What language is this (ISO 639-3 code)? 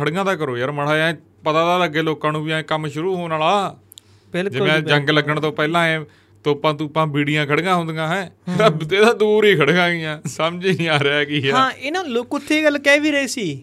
pan